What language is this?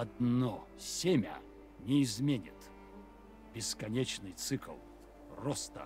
Russian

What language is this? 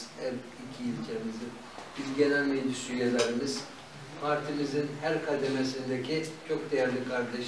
Turkish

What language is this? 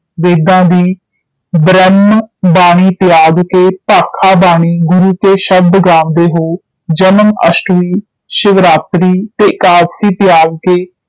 Punjabi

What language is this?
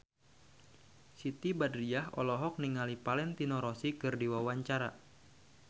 Sundanese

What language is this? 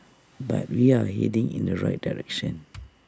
English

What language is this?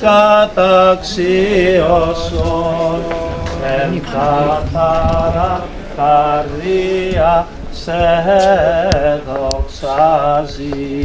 Greek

